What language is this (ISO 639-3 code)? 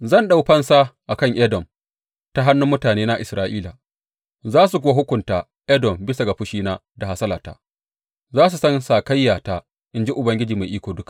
hau